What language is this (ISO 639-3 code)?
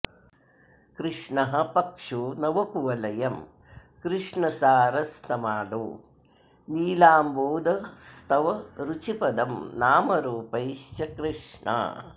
san